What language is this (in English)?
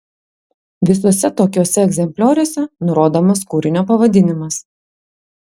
Lithuanian